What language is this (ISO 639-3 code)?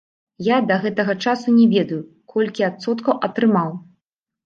bel